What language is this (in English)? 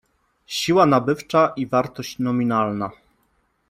Polish